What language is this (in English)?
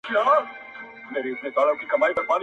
Pashto